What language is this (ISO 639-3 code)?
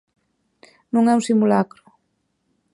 glg